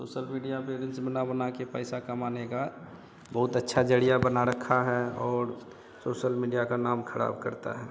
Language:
Hindi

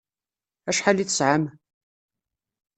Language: Kabyle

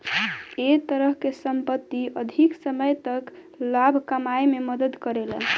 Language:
Bhojpuri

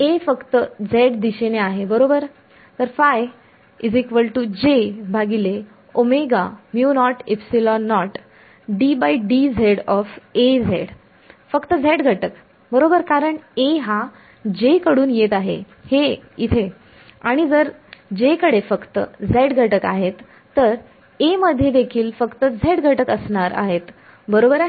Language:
Marathi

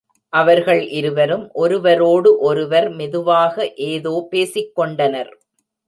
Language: Tamil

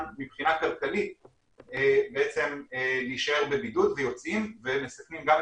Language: Hebrew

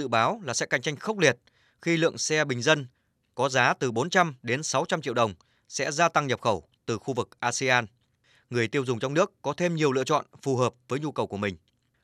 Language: Vietnamese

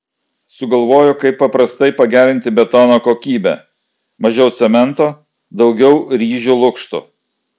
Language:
Lithuanian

